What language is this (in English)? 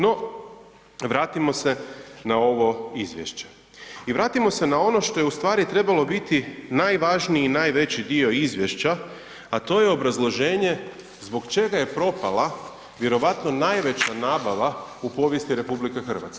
Croatian